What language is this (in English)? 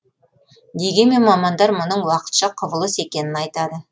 Kazakh